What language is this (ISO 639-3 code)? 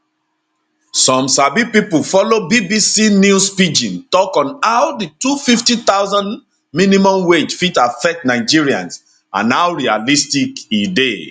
pcm